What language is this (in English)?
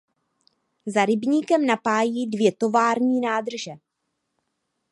Czech